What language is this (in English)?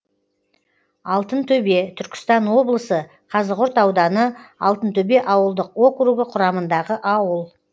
Kazakh